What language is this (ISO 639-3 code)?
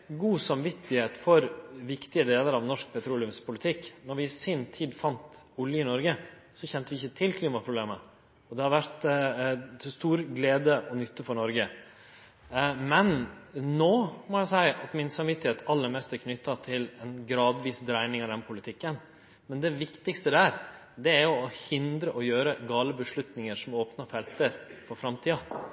nno